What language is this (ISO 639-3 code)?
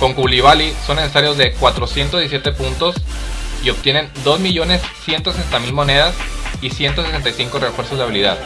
spa